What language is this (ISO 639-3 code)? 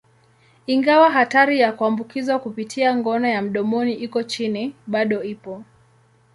swa